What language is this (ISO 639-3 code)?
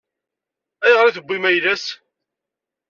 kab